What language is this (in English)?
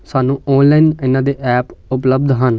Punjabi